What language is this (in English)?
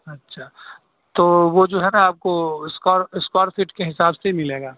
Urdu